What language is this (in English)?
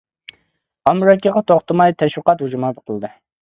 Uyghur